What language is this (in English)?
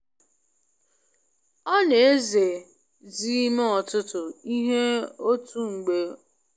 Igbo